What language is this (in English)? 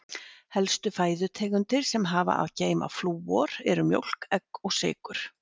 Icelandic